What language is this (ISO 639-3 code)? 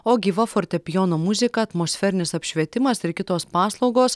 lit